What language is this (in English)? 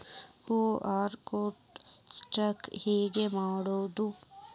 Kannada